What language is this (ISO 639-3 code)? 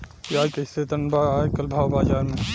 bho